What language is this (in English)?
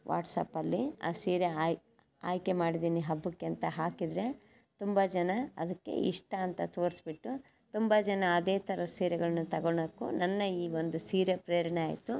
Kannada